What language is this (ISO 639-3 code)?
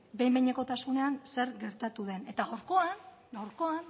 eus